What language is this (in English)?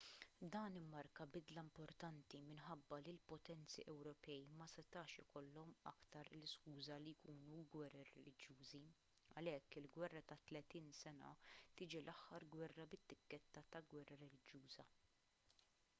Maltese